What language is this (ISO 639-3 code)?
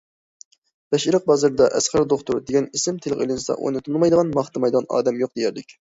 uig